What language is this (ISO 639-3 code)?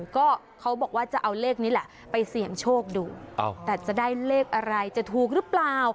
tha